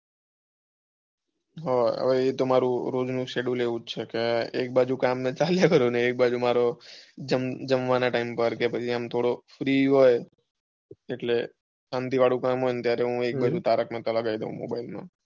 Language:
Gujarati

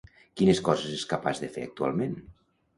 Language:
Catalan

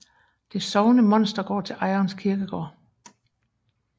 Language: Danish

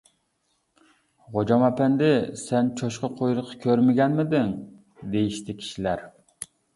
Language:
Uyghur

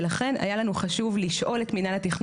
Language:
Hebrew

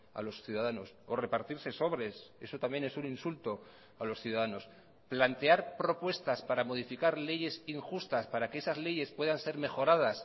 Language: Spanish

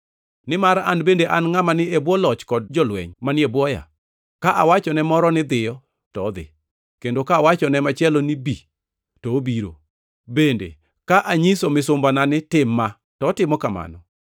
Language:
Luo (Kenya and Tanzania)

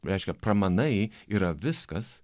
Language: Lithuanian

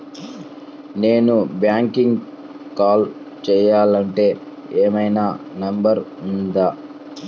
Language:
Telugu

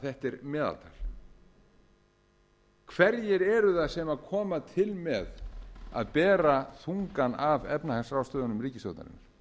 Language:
Icelandic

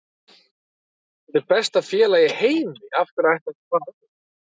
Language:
Icelandic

